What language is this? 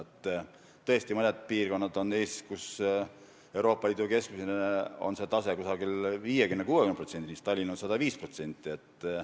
Estonian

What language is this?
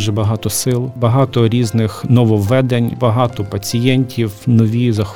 Ukrainian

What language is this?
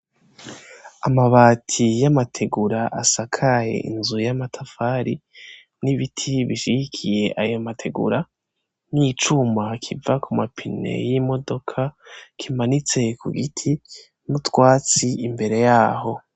Rundi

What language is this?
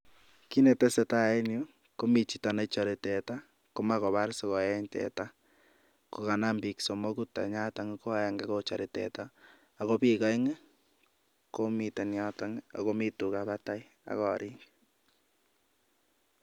Kalenjin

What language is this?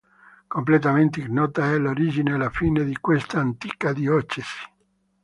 Italian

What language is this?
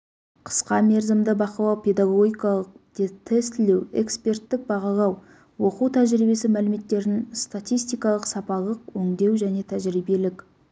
Kazakh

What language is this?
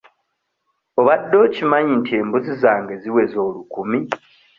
Ganda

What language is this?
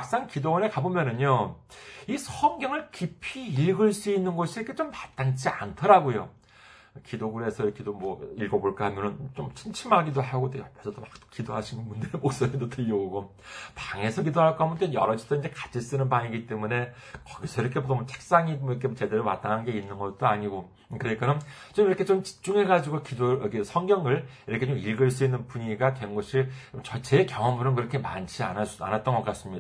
Korean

